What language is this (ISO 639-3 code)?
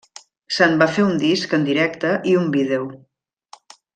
cat